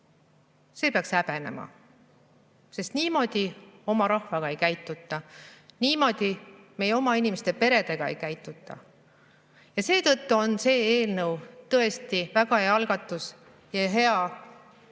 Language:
Estonian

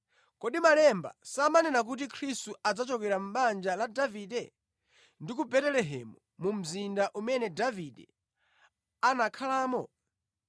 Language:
Nyanja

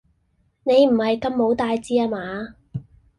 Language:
Cantonese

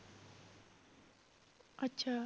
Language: Punjabi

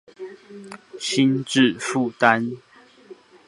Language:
Chinese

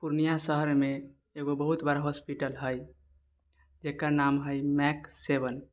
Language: Maithili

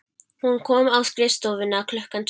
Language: Icelandic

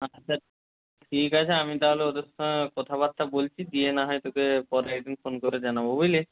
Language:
Bangla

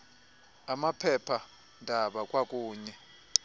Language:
Xhosa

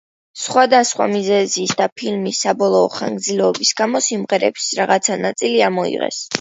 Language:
Georgian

